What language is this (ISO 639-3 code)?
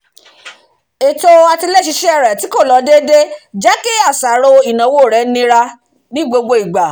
yor